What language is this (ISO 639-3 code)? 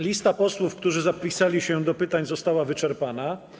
pol